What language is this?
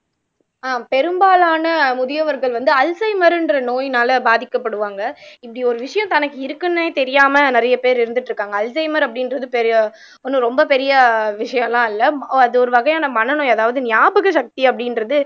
Tamil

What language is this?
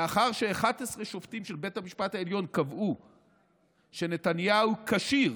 Hebrew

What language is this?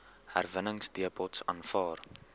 Afrikaans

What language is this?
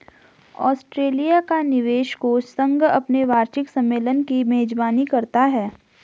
Hindi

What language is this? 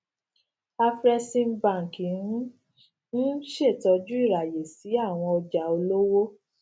Yoruba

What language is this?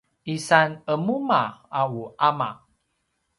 Paiwan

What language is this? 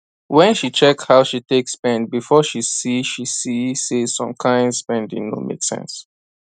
Nigerian Pidgin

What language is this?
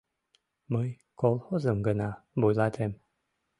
Mari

